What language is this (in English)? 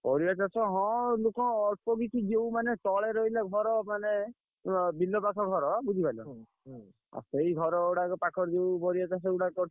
Odia